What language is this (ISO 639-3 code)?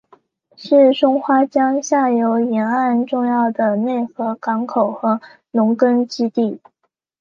zho